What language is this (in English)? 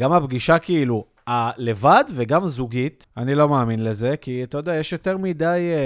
Hebrew